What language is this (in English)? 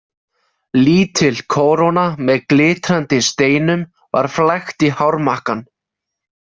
Icelandic